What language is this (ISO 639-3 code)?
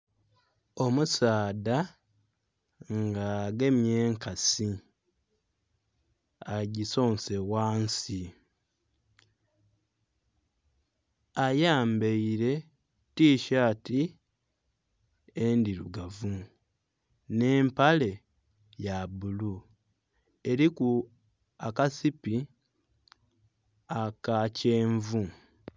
xog